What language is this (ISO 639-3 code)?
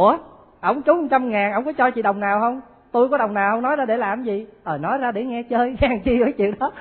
vie